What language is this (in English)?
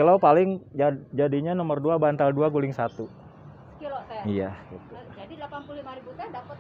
Indonesian